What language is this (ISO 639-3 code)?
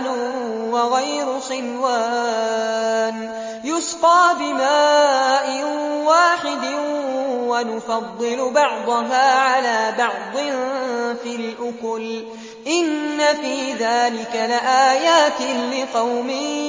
ara